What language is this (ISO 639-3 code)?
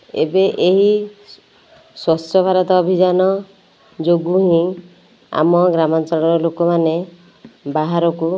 ori